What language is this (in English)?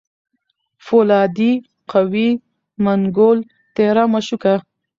Pashto